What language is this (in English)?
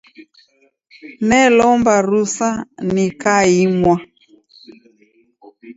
Taita